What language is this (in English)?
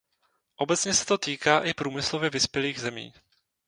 Czech